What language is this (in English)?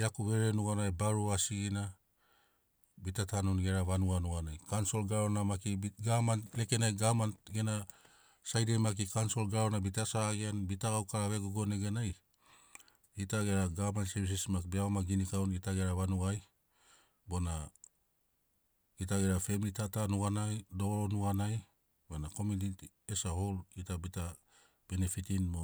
Sinaugoro